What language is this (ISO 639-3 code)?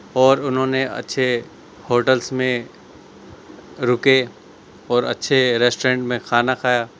urd